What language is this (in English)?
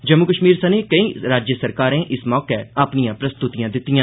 Dogri